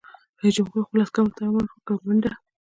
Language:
Pashto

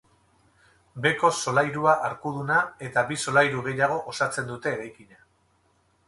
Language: Basque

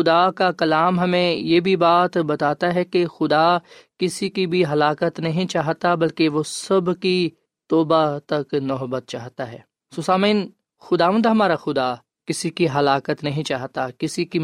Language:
Urdu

